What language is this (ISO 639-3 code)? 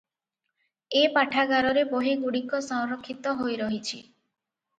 ori